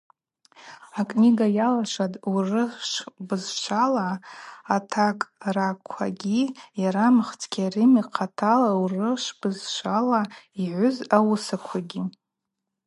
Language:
Abaza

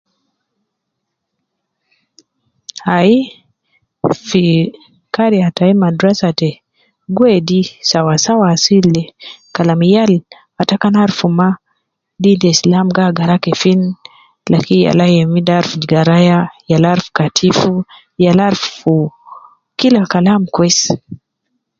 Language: Nubi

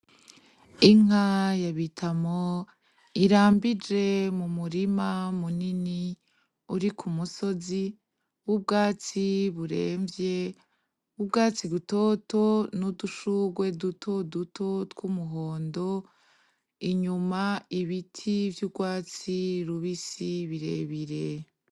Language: Rundi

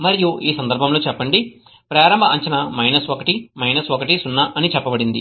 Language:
Telugu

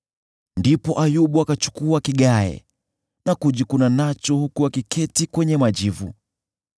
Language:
Swahili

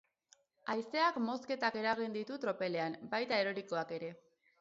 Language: Basque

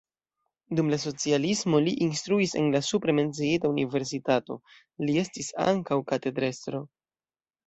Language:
Esperanto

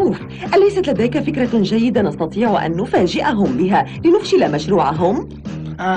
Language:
Arabic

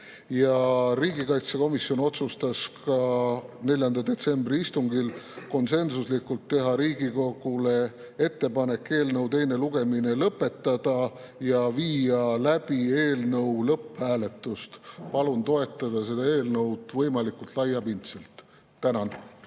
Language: Estonian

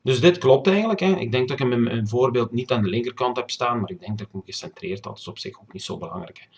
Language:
Dutch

